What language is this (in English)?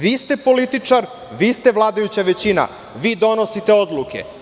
Serbian